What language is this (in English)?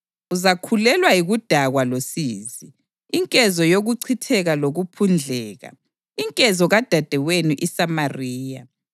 North Ndebele